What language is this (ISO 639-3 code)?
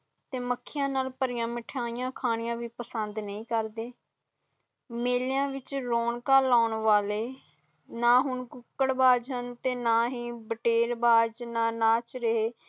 pan